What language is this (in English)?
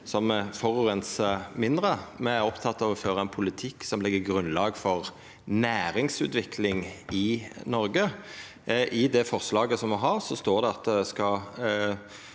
Norwegian